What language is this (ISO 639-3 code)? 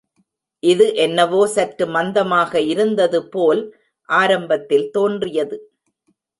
tam